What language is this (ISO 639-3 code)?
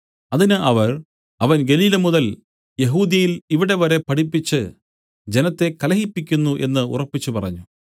mal